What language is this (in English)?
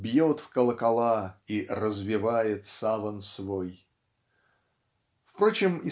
Russian